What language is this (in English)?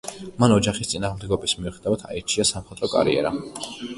Georgian